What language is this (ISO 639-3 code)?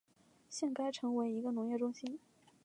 zho